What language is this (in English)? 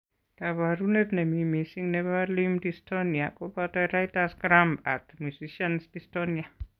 Kalenjin